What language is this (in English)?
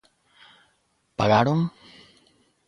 Galician